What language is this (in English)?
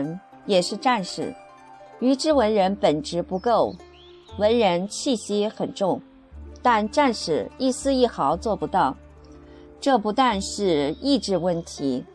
Chinese